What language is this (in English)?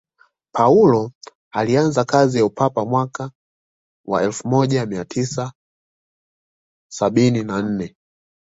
Swahili